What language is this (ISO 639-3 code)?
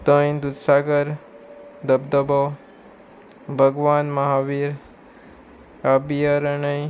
kok